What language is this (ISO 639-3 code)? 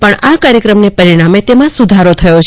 guj